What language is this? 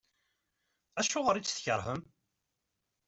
Kabyle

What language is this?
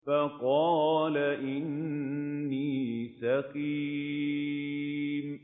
Arabic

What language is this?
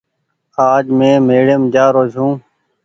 Goaria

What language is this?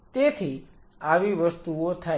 Gujarati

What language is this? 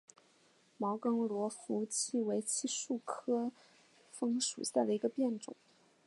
Chinese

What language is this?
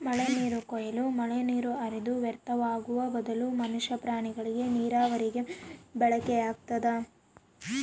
Kannada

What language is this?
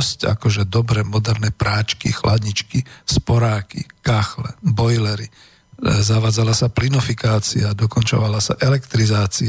Slovak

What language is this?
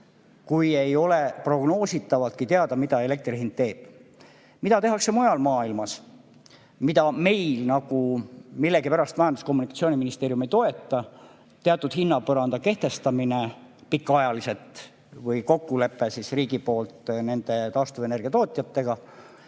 Estonian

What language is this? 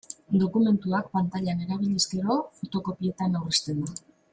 Basque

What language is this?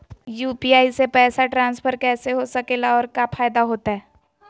Magahi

